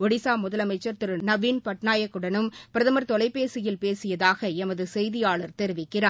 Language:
Tamil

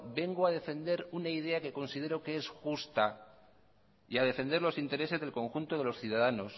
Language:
Spanish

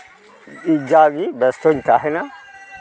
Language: Santali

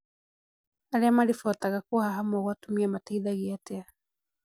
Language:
Kikuyu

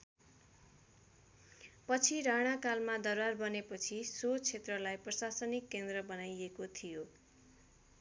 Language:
Nepali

